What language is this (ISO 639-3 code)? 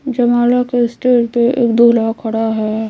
hin